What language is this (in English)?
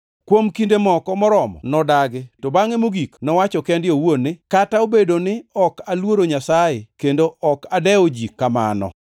Luo (Kenya and Tanzania)